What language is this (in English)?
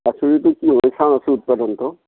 Assamese